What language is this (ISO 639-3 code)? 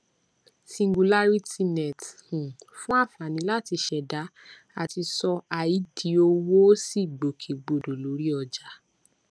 yor